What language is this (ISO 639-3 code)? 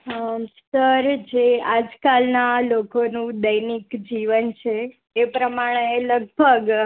guj